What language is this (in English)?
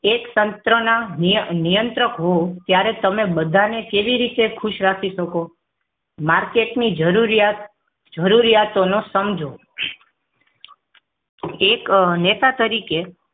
Gujarati